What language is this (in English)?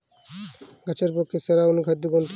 Bangla